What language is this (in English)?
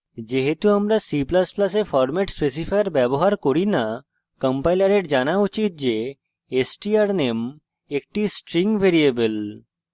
Bangla